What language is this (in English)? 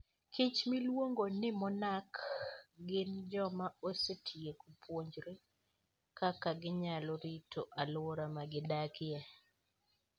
Luo (Kenya and Tanzania)